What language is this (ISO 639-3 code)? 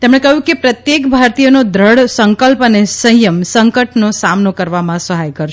guj